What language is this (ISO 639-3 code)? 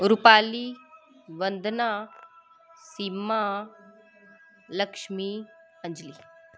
doi